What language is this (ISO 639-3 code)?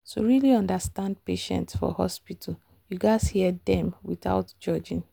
pcm